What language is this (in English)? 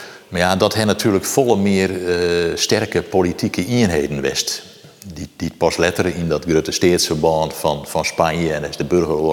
Dutch